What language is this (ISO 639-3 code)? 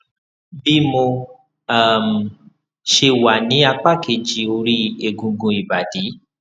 yor